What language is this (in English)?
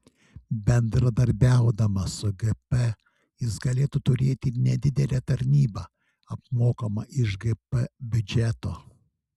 Lithuanian